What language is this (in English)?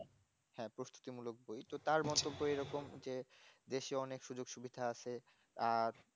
Bangla